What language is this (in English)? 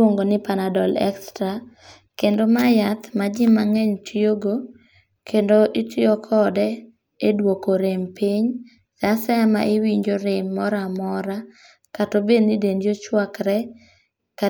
Luo (Kenya and Tanzania)